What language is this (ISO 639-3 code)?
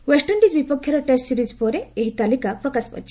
ori